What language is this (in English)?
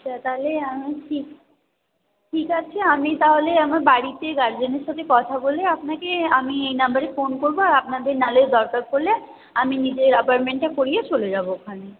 Bangla